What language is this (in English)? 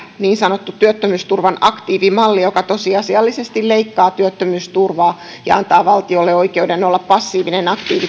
Finnish